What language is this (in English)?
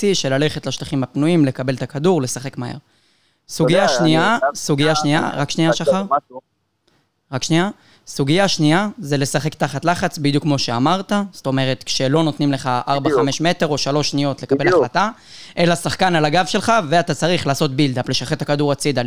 Hebrew